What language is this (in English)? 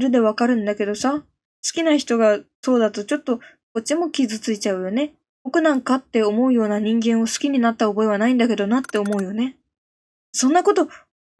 Japanese